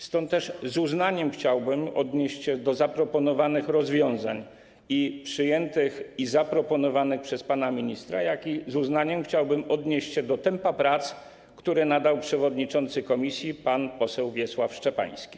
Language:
Polish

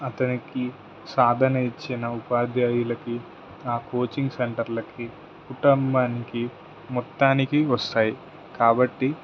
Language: Telugu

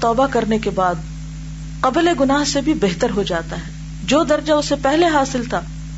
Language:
Urdu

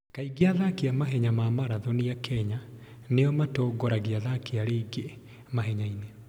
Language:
Kikuyu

